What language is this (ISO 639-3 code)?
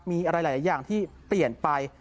tha